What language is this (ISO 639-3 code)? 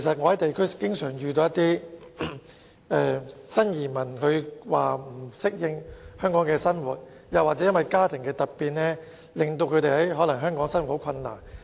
yue